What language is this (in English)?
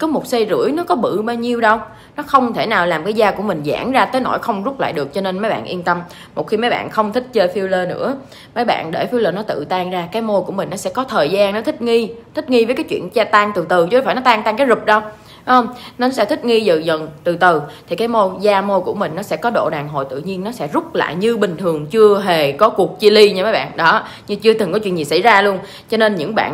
Vietnamese